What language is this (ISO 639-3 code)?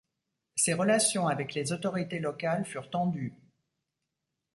fra